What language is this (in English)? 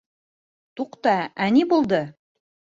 Bashkir